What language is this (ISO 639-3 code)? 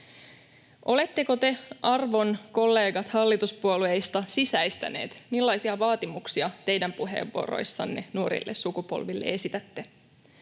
fin